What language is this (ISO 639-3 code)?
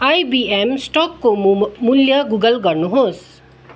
nep